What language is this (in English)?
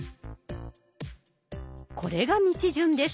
Japanese